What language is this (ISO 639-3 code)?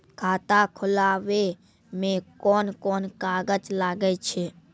mai